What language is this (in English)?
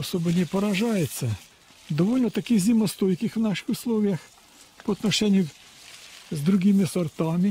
Russian